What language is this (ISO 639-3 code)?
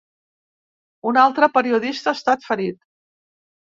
cat